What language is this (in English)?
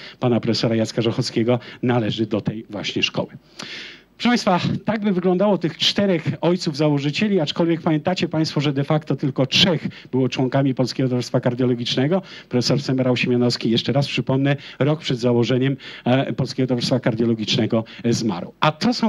Polish